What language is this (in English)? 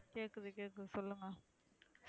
Tamil